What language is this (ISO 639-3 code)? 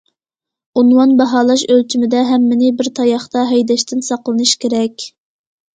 uig